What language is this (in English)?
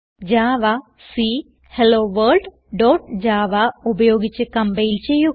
Malayalam